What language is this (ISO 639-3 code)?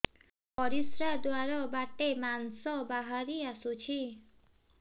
ori